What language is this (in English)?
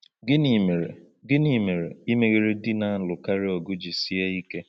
Igbo